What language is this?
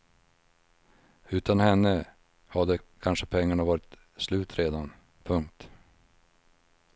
Swedish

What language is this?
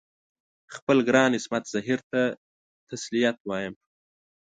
Pashto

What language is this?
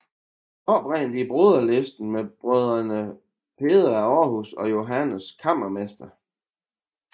Danish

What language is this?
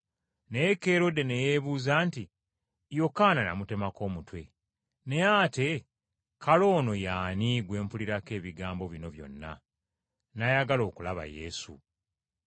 Ganda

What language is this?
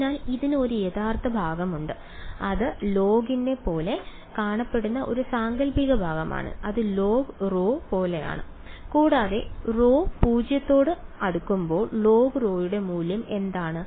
Malayalam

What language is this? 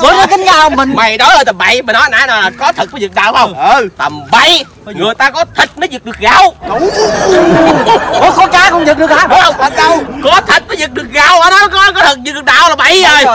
Vietnamese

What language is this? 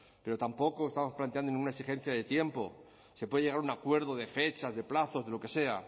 Spanish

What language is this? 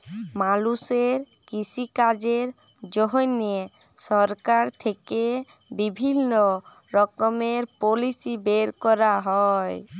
Bangla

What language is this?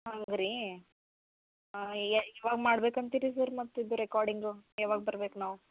Kannada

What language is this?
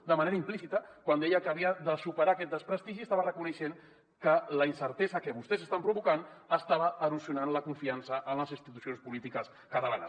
Catalan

